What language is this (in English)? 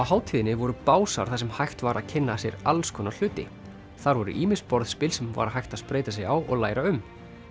Icelandic